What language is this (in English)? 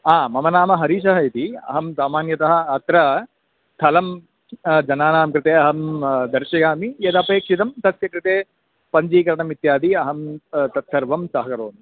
Sanskrit